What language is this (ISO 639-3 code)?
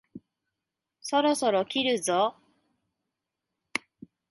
jpn